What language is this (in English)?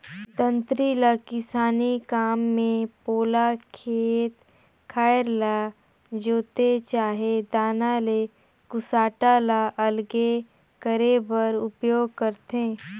Chhattisgarhi